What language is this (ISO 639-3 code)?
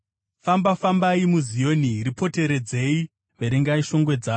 sna